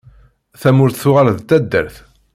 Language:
Kabyle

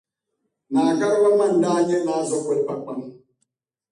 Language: Dagbani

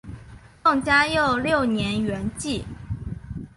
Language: Chinese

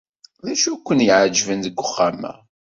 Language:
Kabyle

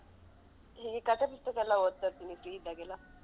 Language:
Kannada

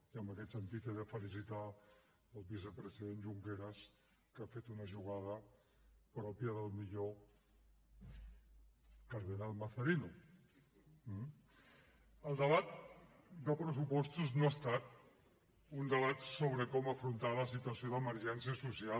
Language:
Catalan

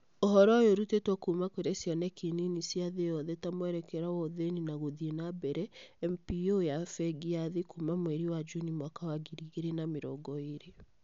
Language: Kikuyu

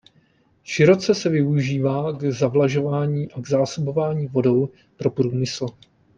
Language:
Czech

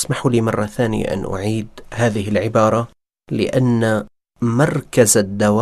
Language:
Arabic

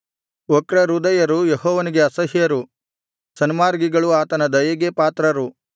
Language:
Kannada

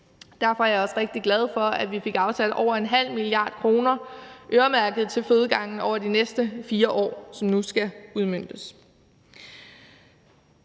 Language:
Danish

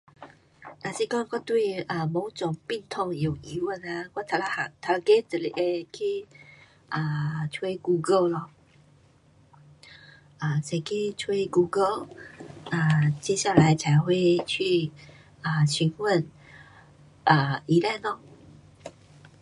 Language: Pu-Xian Chinese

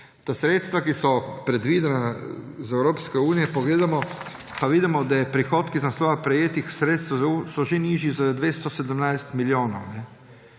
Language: Slovenian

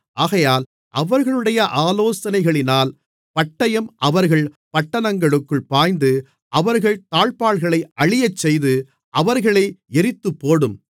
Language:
Tamil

